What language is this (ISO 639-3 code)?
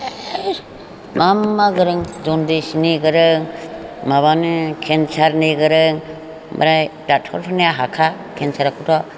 brx